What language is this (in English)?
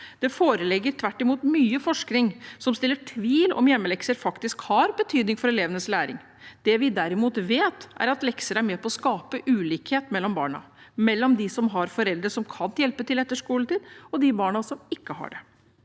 Norwegian